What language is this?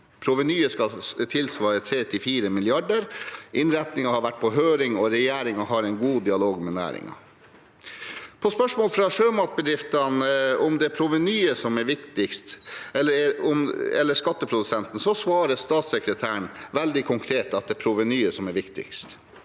Norwegian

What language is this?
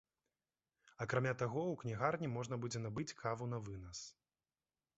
Belarusian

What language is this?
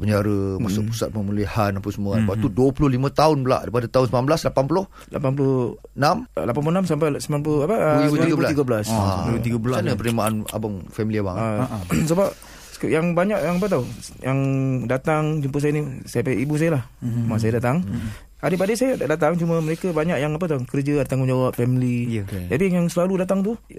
Malay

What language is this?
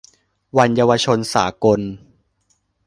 Thai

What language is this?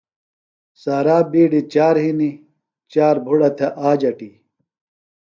Phalura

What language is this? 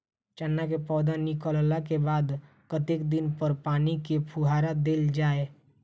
Maithili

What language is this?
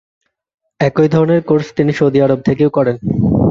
Bangla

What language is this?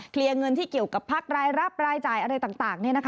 Thai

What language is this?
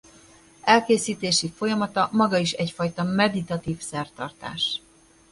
Hungarian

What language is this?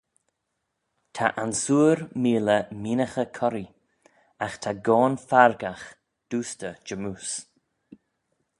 Manx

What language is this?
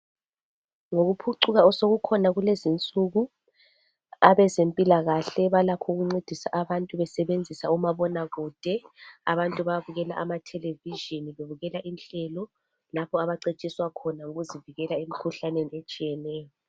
North Ndebele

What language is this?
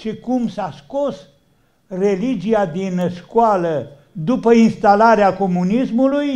Romanian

